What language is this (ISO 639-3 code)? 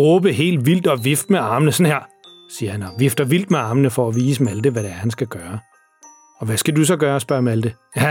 dan